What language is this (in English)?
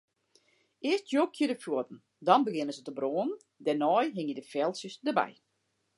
Western Frisian